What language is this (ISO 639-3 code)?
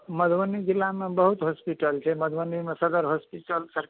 mai